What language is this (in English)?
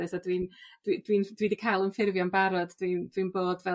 Welsh